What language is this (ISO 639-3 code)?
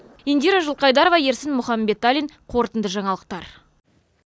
kaz